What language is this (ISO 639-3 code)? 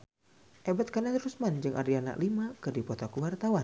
sun